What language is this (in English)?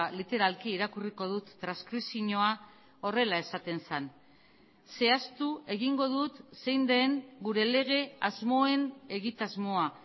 Basque